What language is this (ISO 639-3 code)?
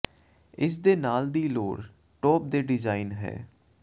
pan